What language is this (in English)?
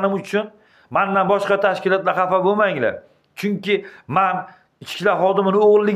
Turkish